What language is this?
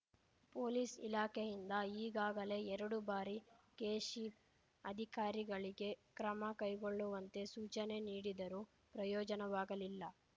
Kannada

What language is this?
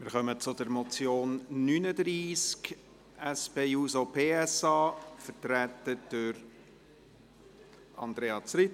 Swiss German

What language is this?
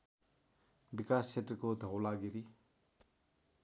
Nepali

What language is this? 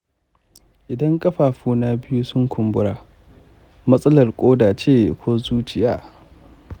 Hausa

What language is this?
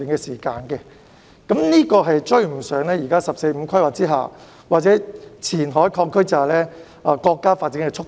Cantonese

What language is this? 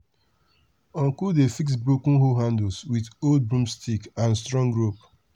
Nigerian Pidgin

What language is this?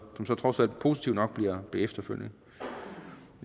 Danish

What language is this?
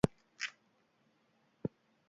Basque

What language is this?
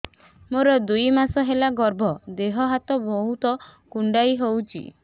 Odia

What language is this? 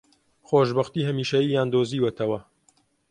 Central Kurdish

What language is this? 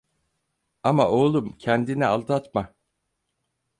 Turkish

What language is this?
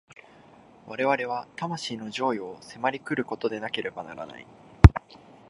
Japanese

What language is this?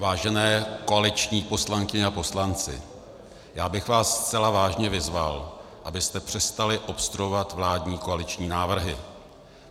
Czech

